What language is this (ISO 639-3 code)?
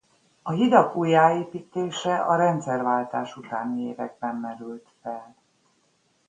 hun